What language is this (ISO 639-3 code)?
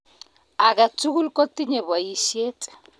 kln